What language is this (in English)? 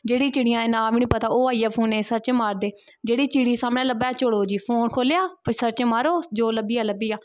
Dogri